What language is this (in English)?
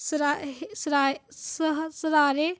Punjabi